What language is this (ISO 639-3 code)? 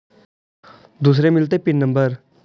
mag